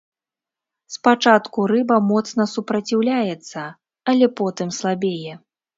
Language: Belarusian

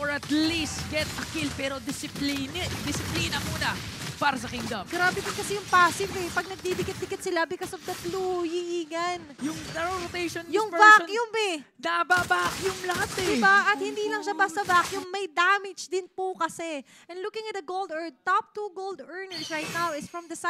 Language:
Filipino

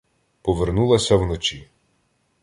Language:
Ukrainian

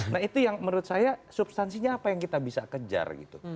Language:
Indonesian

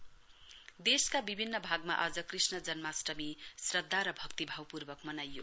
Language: Nepali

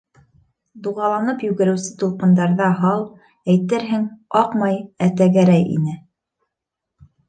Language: Bashkir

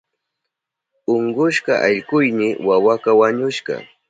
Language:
Southern Pastaza Quechua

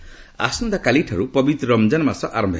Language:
Odia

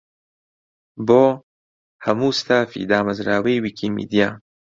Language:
Central Kurdish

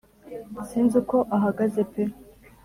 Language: Kinyarwanda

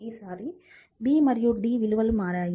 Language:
Telugu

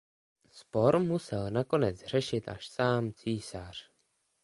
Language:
Czech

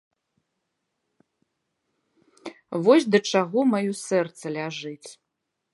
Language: Belarusian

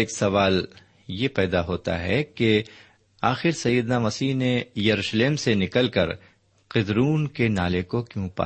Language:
Urdu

